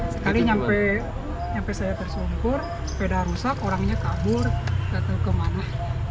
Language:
Indonesian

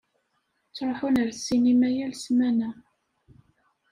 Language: Kabyle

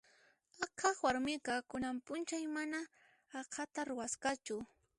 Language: Puno Quechua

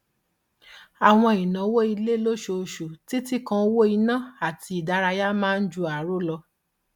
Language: Yoruba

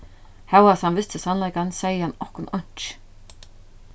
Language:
Faroese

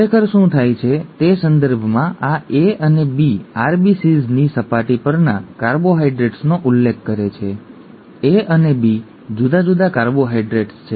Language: Gujarati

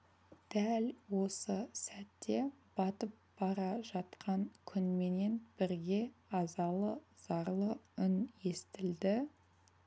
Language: Kazakh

